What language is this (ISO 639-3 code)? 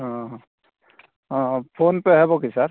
ori